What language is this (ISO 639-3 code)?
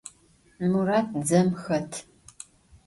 ady